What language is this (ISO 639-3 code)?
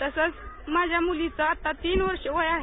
mar